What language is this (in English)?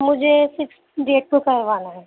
Urdu